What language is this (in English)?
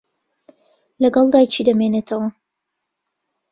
Central Kurdish